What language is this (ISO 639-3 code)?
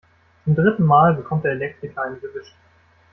deu